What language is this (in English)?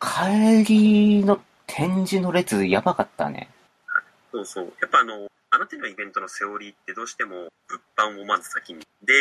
Japanese